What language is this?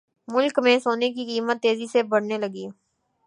Urdu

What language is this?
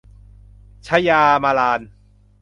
Thai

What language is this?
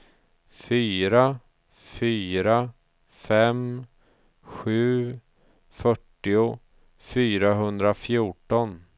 Swedish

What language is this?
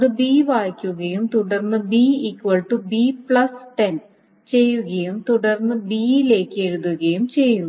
Malayalam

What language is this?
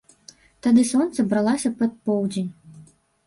Belarusian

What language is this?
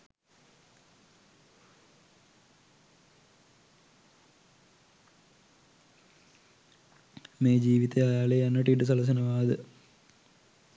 Sinhala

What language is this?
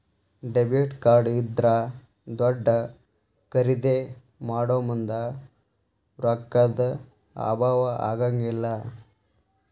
Kannada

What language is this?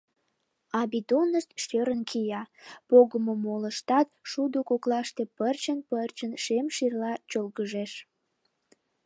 Mari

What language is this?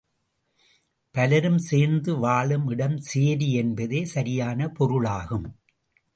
Tamil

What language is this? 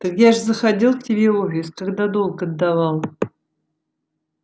Russian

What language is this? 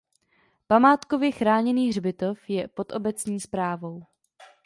Czech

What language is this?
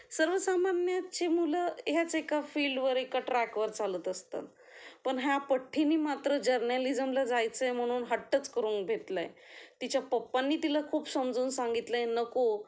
Marathi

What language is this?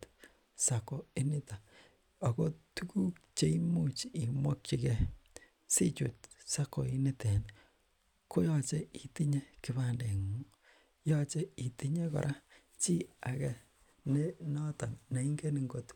Kalenjin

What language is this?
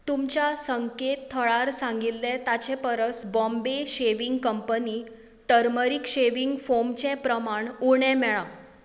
Konkani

